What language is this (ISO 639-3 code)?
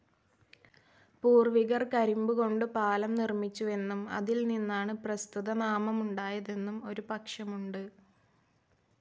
mal